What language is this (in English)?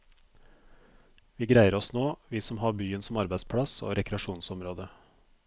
Norwegian